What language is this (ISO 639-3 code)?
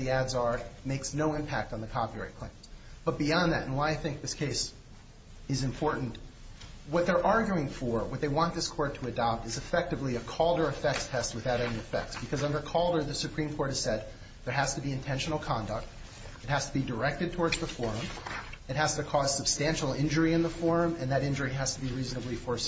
eng